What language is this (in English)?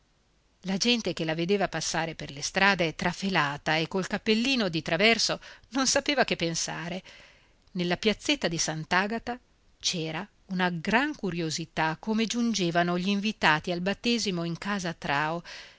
Italian